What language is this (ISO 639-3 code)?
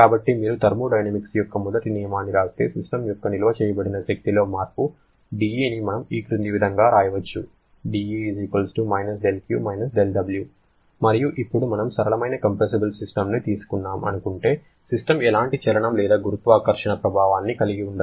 tel